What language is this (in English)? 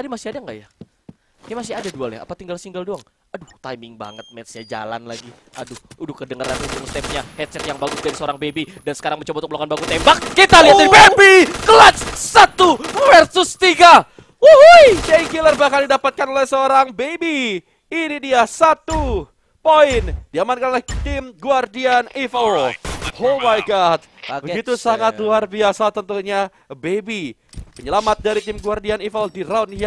Indonesian